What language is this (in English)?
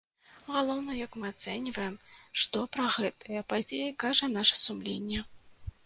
Belarusian